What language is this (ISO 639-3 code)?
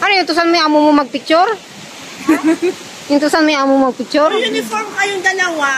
fil